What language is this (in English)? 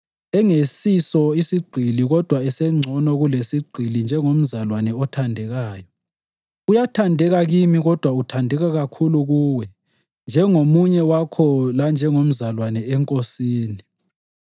North Ndebele